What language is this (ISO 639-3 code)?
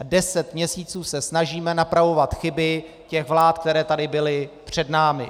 ces